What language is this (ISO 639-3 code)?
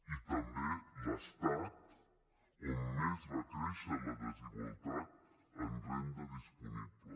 cat